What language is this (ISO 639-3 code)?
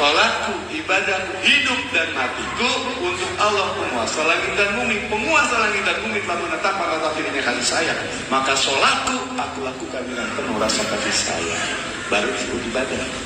ind